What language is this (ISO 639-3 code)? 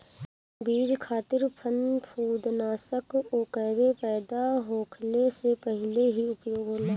bho